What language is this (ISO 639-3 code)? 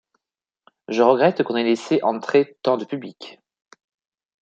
fra